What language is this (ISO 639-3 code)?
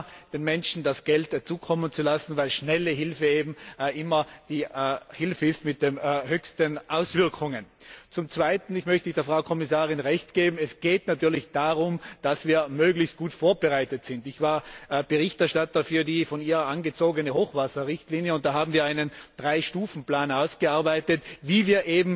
deu